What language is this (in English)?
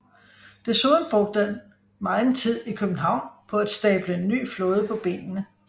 Danish